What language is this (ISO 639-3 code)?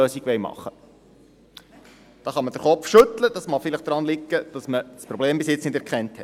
gsw